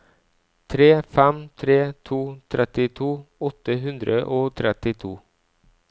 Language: Norwegian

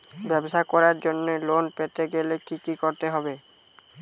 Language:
Bangla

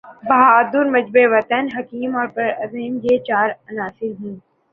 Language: Urdu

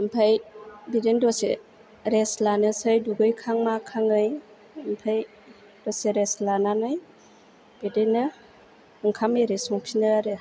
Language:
Bodo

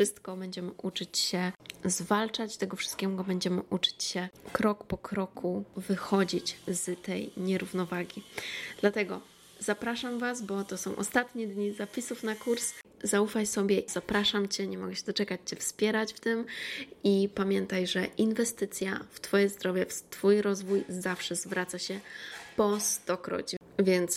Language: Polish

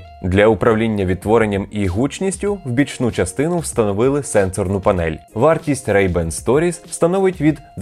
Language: Ukrainian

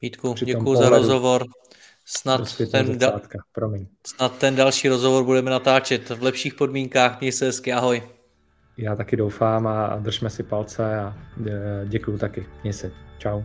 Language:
Czech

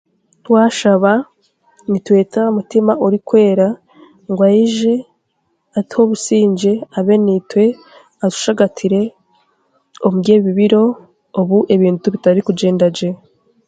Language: Chiga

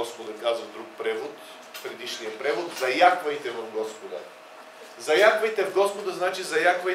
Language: Bulgarian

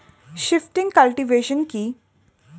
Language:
Bangla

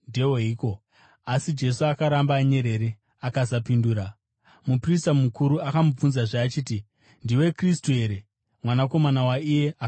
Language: Shona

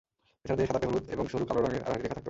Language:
Bangla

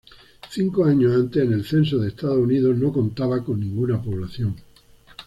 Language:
Spanish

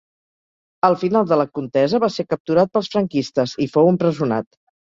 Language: Catalan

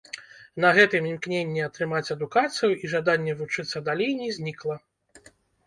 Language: Belarusian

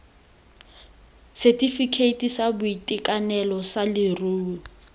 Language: Tswana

